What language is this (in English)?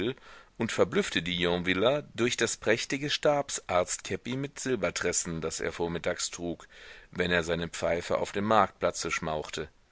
German